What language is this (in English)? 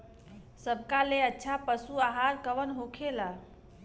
Bhojpuri